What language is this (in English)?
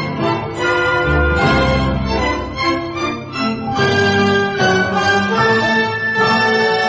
Persian